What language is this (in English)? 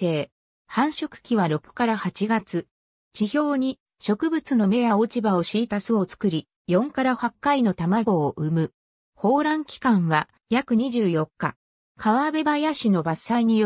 Japanese